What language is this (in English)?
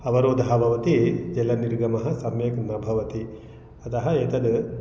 Sanskrit